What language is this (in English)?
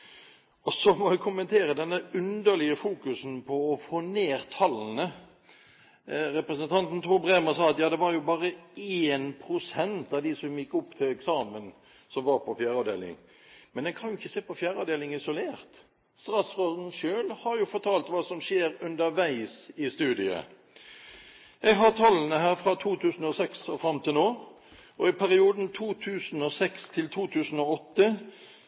Norwegian Bokmål